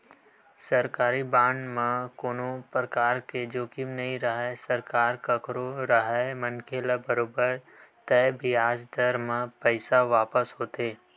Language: Chhattisgarhi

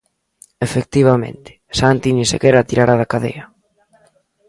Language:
Galician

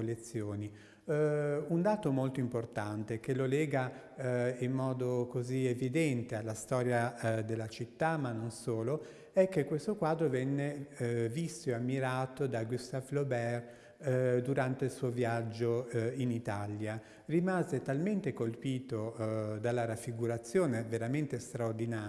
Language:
Italian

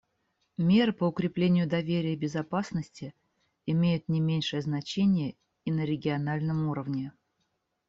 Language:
Russian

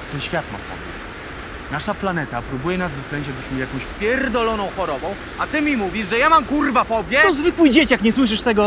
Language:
Polish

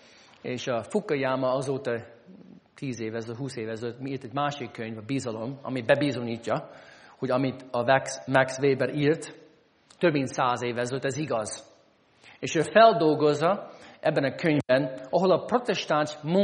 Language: Hungarian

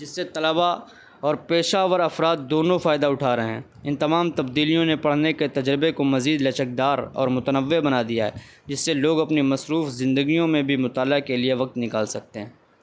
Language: Urdu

